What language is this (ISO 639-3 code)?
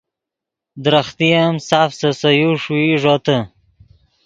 ydg